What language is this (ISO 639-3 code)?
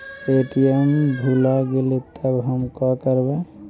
mag